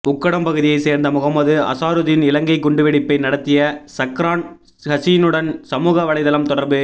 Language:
Tamil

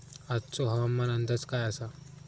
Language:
Marathi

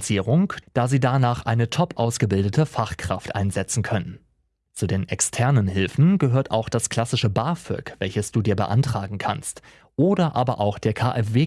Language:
German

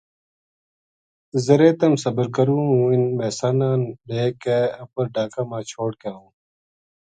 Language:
Gujari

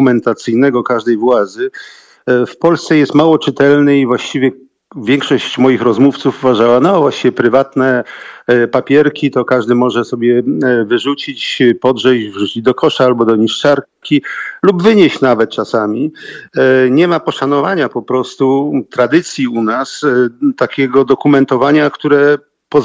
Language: Polish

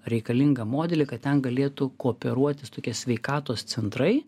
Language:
Lithuanian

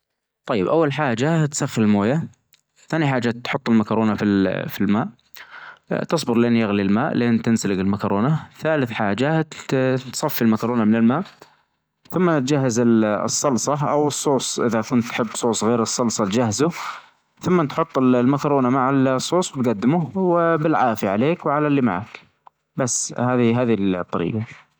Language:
Najdi Arabic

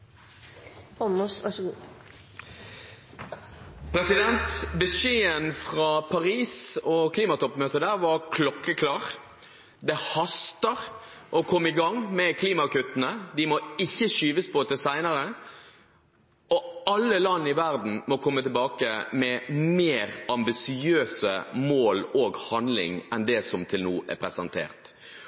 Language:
Norwegian Bokmål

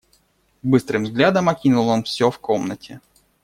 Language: Russian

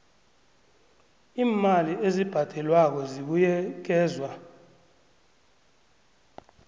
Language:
South Ndebele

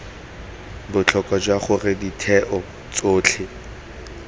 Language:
Tswana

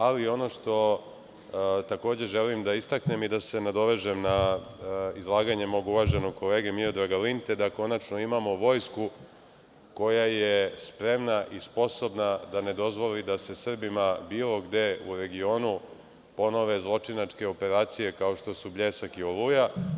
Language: Serbian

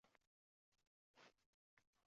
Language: Uzbek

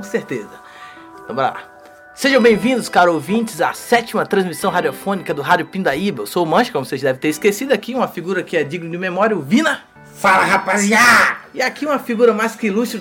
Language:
Portuguese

